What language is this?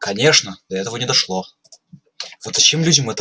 Russian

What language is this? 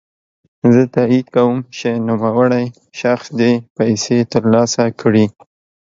Pashto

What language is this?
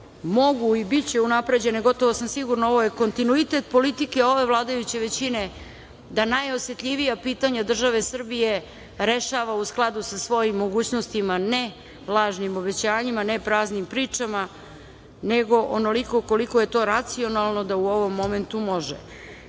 Serbian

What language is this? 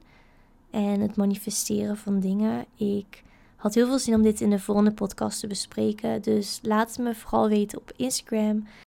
Dutch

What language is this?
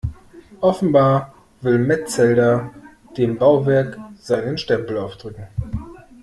German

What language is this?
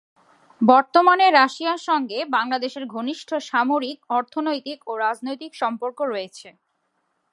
Bangla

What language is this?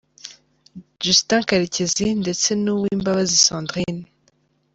Kinyarwanda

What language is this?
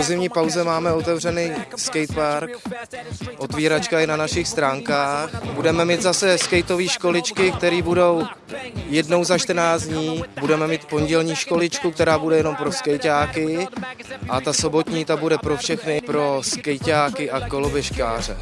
Czech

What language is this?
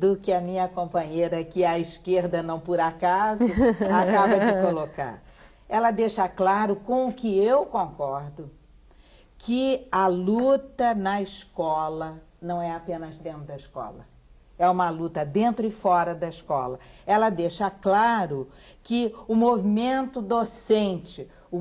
Portuguese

